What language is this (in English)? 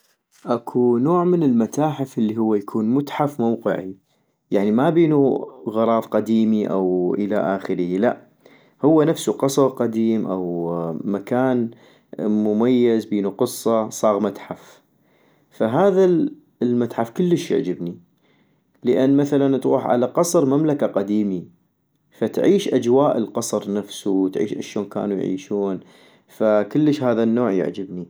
North Mesopotamian Arabic